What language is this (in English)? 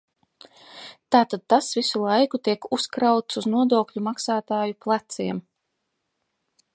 Latvian